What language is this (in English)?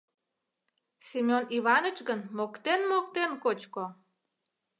Mari